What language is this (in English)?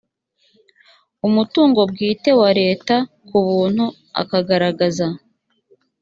Kinyarwanda